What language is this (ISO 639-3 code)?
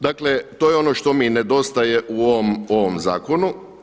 hrv